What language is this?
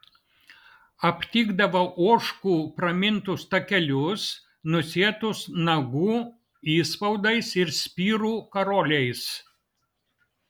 Lithuanian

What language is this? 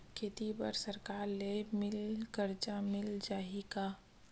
Chhattisgarhi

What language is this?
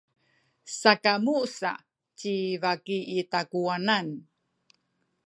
Sakizaya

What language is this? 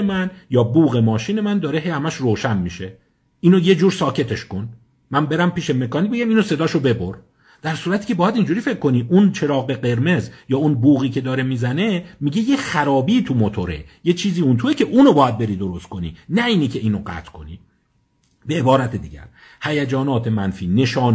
Persian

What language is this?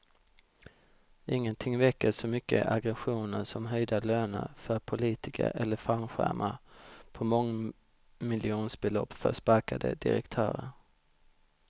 Swedish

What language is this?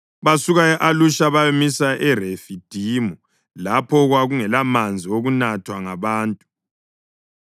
North Ndebele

